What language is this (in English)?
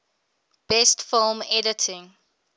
English